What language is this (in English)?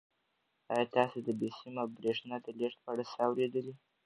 Pashto